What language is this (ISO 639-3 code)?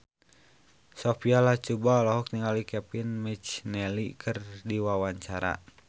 sun